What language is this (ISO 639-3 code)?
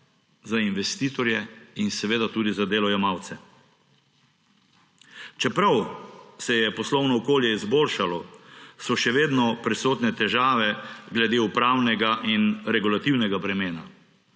slv